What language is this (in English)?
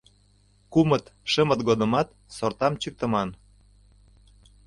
Mari